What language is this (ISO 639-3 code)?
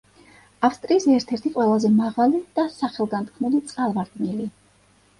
kat